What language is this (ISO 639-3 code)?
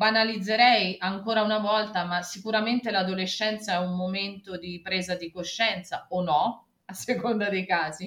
ita